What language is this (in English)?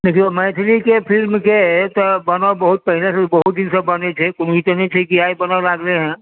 Maithili